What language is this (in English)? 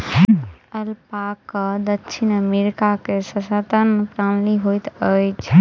Maithili